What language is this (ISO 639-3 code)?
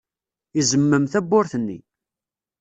kab